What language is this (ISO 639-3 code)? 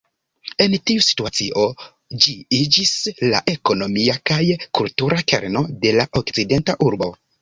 epo